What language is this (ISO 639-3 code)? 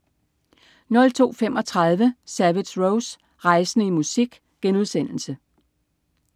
dan